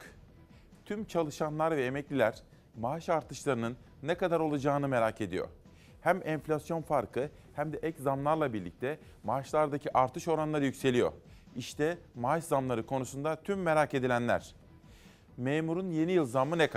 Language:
Turkish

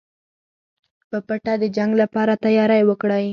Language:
Pashto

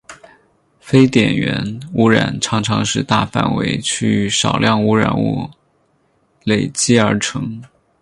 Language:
Chinese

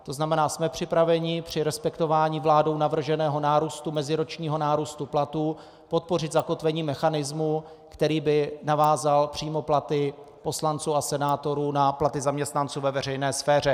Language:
Czech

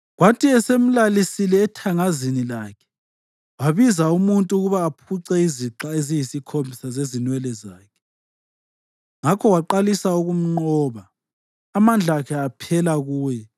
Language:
North Ndebele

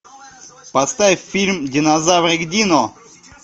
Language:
Russian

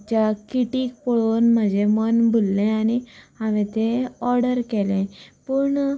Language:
Konkani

